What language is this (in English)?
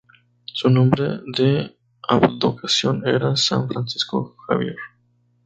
Spanish